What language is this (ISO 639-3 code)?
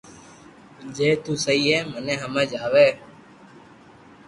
lrk